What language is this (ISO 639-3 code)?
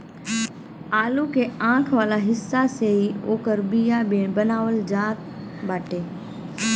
bho